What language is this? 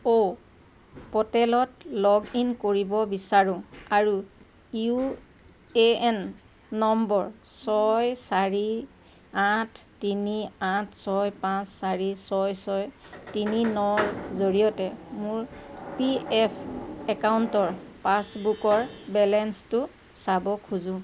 Assamese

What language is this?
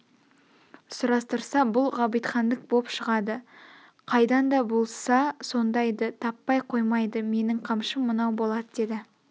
Kazakh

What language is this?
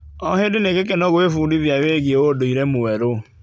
Kikuyu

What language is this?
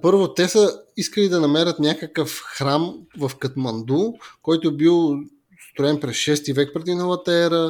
Bulgarian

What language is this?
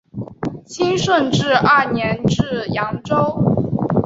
Chinese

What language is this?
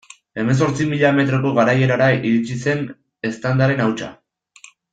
Basque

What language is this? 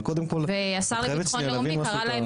Hebrew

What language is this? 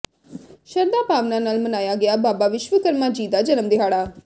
Punjabi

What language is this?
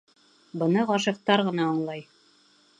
Bashkir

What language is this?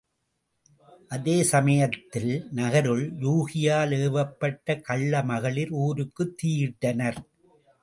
Tamil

